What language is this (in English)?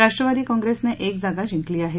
Marathi